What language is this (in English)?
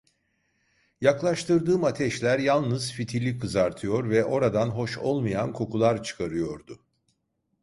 Turkish